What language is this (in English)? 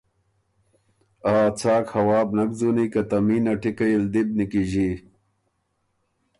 Ormuri